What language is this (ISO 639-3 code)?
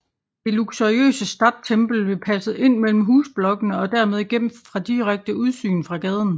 dan